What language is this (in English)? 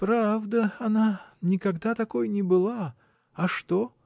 Russian